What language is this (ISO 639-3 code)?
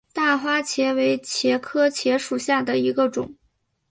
zho